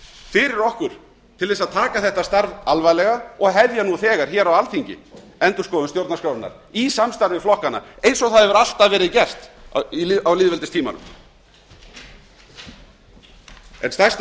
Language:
Icelandic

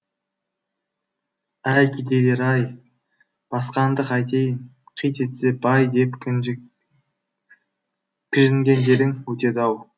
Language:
Kazakh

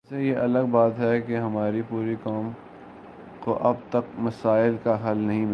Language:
Urdu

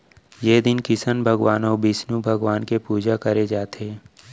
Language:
Chhattisgarhi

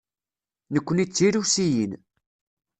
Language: Kabyle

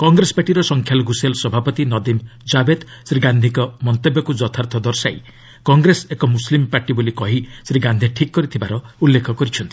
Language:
Odia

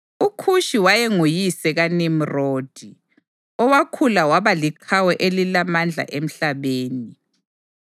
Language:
North Ndebele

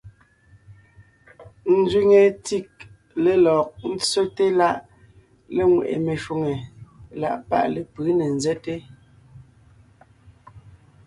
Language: Ngiemboon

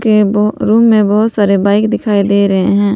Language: Hindi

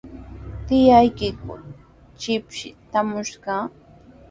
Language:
Sihuas Ancash Quechua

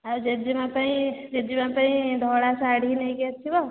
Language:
Odia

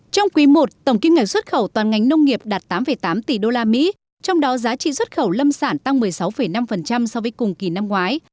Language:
Vietnamese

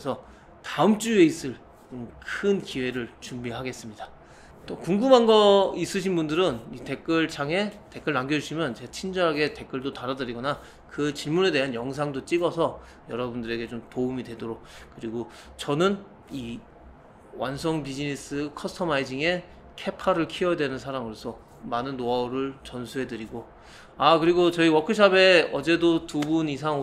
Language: Korean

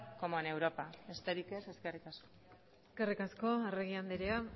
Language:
Basque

